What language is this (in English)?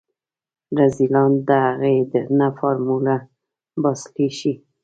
Pashto